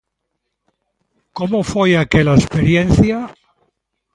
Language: Galician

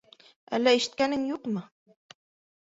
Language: Bashkir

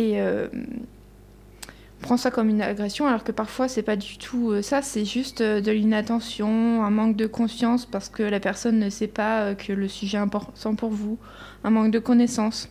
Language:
French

